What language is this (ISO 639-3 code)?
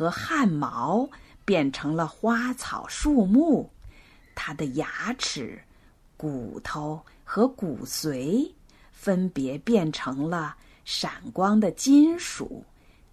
zho